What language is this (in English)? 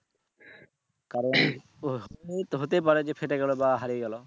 Bangla